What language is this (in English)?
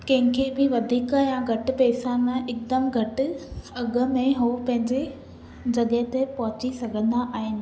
Sindhi